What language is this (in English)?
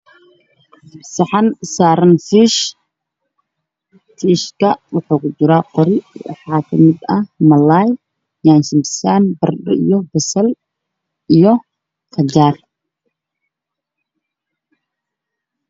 Somali